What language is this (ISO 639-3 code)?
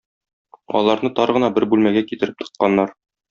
tat